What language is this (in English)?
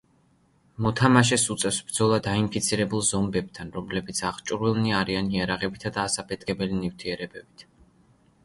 Georgian